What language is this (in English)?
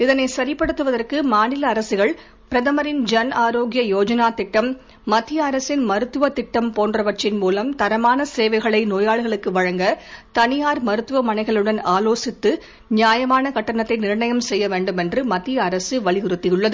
Tamil